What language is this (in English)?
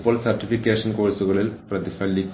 Malayalam